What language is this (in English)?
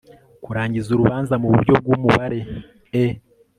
Kinyarwanda